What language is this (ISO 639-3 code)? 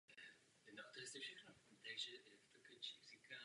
ces